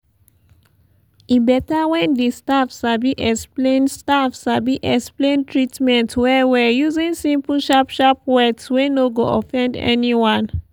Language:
Nigerian Pidgin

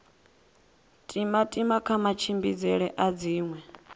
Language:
Venda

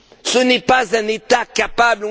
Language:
French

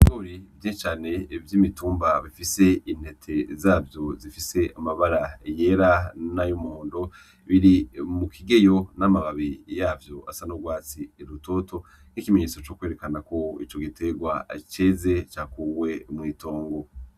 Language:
Rundi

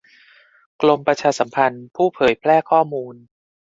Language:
Thai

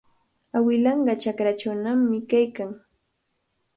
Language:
Cajatambo North Lima Quechua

